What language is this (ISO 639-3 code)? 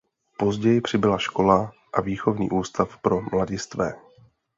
ces